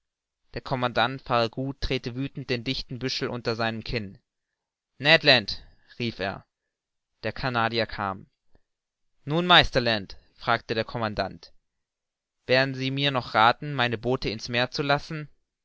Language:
German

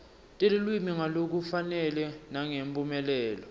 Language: Swati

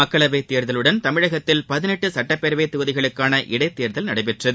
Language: Tamil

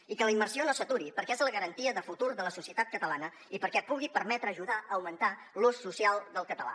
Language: Catalan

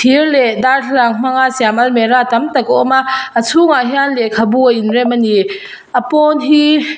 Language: Mizo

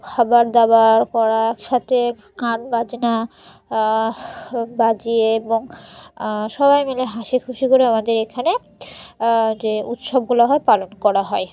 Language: Bangla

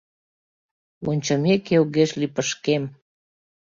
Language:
Mari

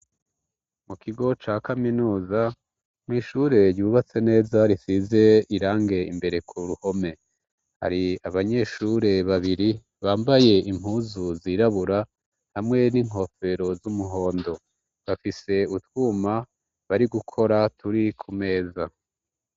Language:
Rundi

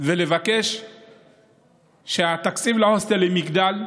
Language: Hebrew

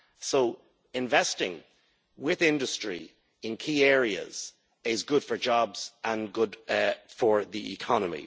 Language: English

